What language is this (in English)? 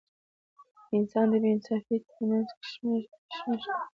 Pashto